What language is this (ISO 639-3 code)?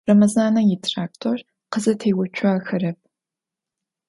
ady